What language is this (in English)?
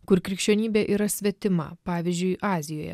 Lithuanian